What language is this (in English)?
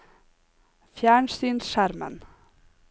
Norwegian